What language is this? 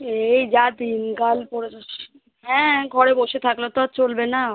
Bangla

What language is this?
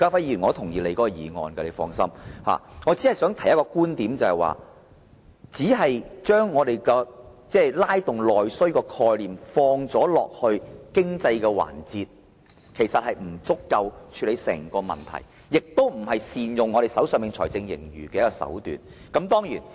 Cantonese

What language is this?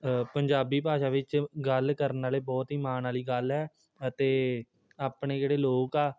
Punjabi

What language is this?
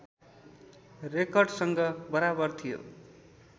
Nepali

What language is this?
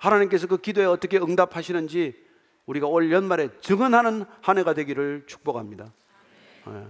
Korean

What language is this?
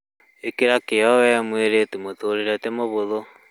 Kikuyu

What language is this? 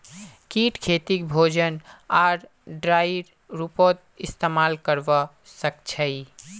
Magahi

